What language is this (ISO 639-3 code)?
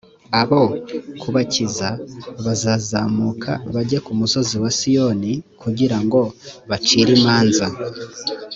kin